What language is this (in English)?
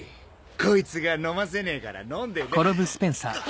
Japanese